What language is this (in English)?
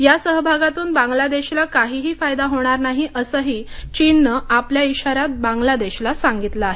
Marathi